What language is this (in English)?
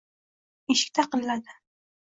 Uzbek